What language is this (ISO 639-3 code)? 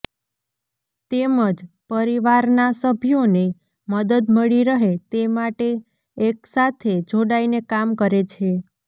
guj